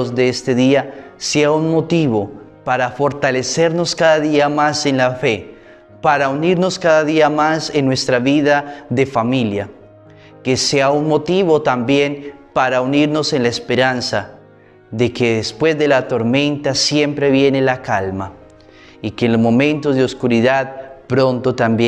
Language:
Spanish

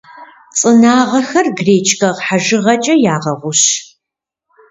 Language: Kabardian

